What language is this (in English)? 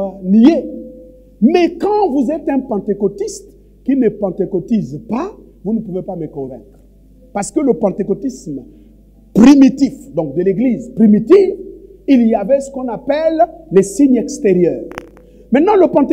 French